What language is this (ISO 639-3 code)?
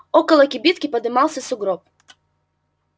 rus